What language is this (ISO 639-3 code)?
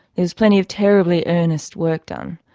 eng